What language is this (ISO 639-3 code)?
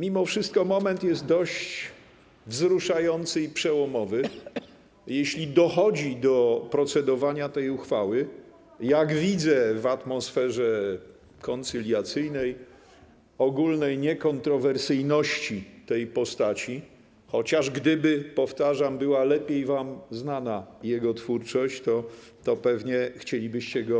pol